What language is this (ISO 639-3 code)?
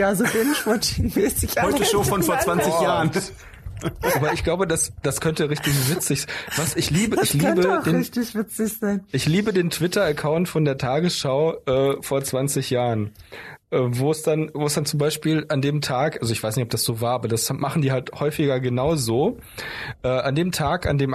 deu